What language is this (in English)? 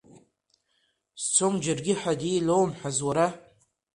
Abkhazian